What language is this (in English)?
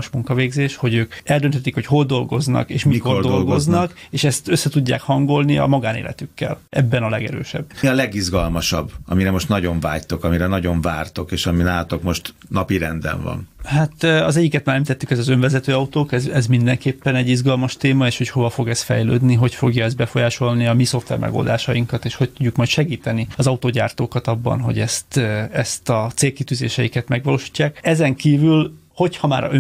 Hungarian